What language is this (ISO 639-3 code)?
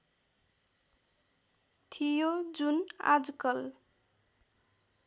nep